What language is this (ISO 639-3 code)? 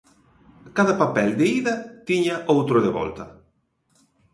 glg